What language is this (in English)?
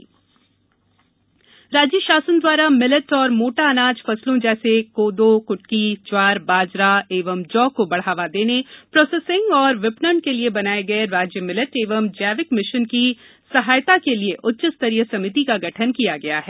Hindi